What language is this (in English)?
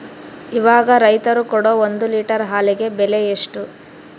Kannada